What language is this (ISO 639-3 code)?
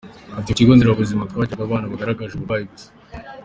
kin